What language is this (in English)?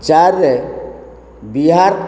Odia